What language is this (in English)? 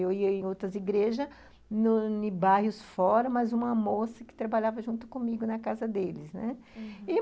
Portuguese